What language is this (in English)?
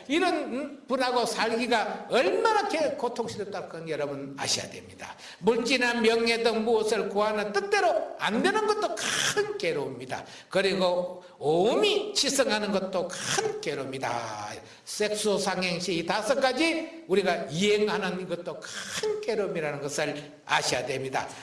Korean